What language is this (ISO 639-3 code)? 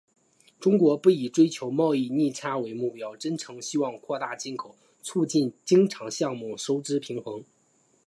zho